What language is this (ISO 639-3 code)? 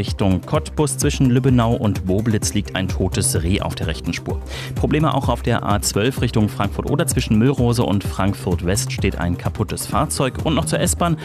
deu